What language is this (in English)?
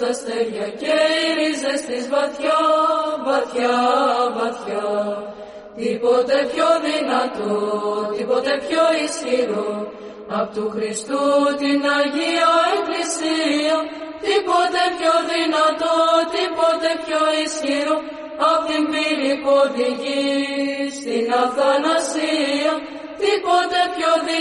Greek